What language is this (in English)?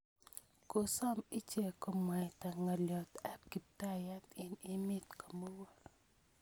Kalenjin